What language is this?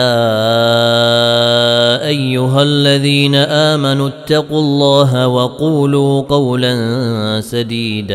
Arabic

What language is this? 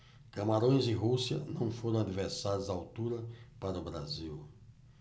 Portuguese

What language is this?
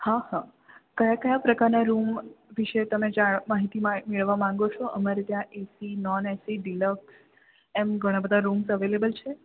Gujarati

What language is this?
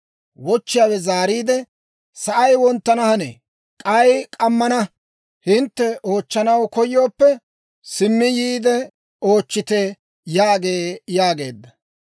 Dawro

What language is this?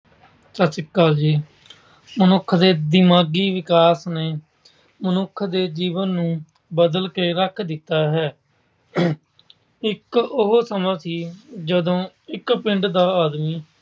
Punjabi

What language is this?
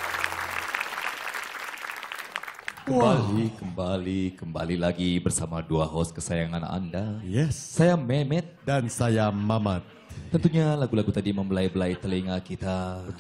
Indonesian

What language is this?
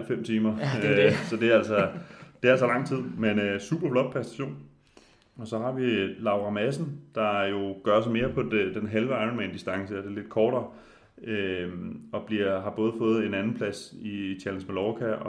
Danish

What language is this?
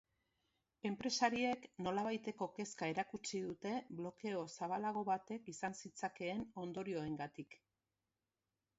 Basque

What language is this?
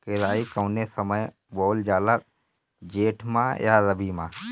Bhojpuri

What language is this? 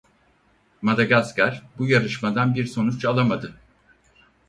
Turkish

